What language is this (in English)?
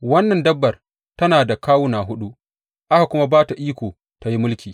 Hausa